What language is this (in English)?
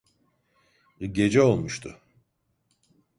Turkish